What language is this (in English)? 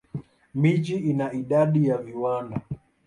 Swahili